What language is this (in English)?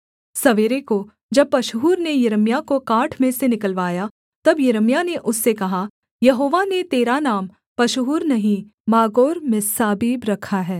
Hindi